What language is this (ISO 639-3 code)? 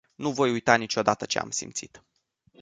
ron